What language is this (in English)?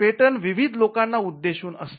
Marathi